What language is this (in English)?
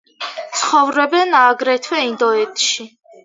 Georgian